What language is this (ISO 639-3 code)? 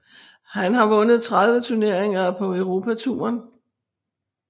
dan